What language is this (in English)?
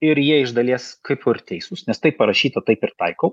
Lithuanian